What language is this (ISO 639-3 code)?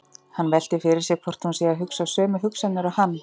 isl